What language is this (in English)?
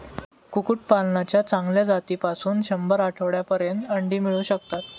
Marathi